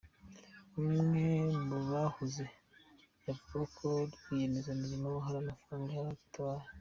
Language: Kinyarwanda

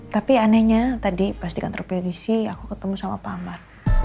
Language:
Indonesian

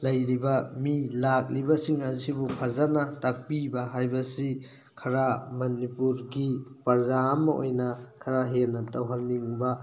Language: Manipuri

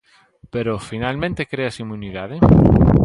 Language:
Galician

